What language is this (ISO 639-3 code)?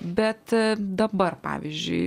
lit